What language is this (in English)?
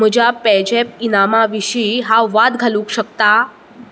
Konkani